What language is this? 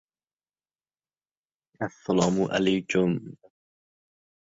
Uzbek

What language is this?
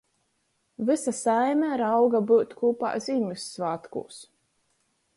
Latgalian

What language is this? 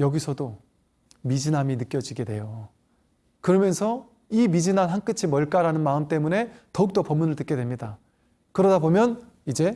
Korean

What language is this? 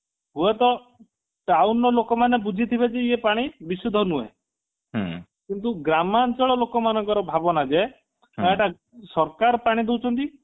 Odia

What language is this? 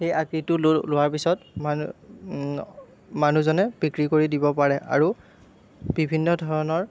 Assamese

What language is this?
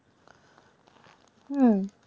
Bangla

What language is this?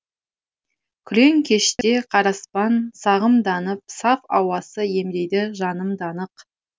Kazakh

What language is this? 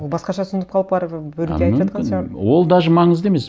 Kazakh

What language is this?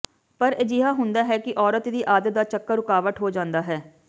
Punjabi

